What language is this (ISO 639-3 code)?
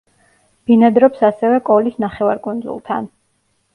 kat